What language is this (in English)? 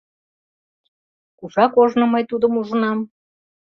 Mari